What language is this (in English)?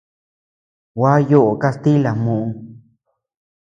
Tepeuxila Cuicatec